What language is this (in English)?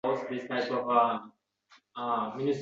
Uzbek